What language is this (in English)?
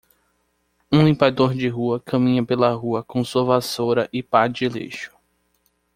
Portuguese